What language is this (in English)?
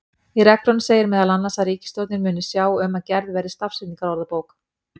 Icelandic